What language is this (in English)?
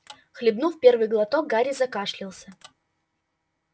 Russian